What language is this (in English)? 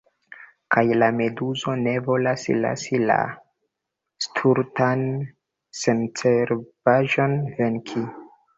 Esperanto